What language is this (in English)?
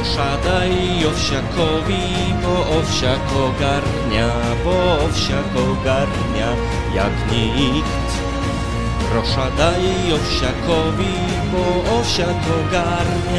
Polish